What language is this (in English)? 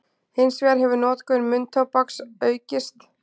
Icelandic